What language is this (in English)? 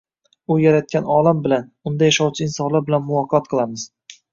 Uzbek